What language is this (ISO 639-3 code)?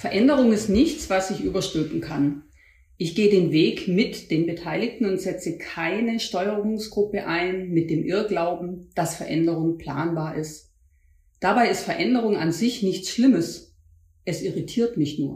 deu